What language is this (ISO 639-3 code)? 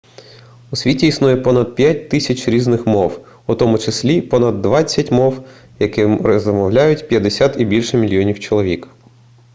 ukr